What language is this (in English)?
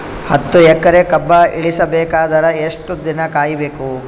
Kannada